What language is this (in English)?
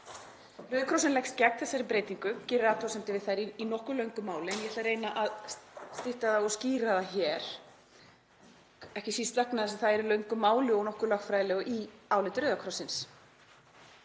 Icelandic